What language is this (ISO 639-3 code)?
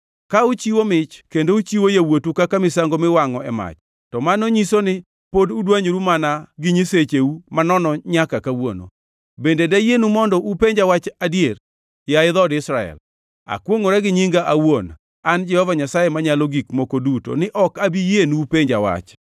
luo